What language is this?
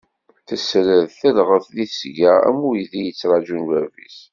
Kabyle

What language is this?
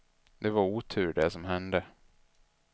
Swedish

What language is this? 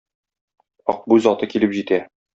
Tatar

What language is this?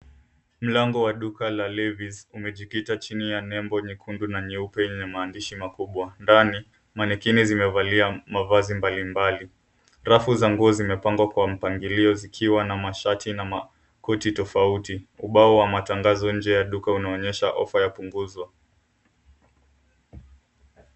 Swahili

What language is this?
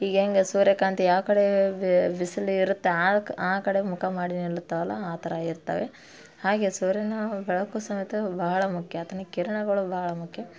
Kannada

